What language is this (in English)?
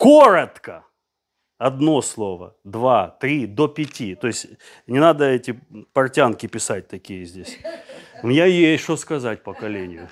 Russian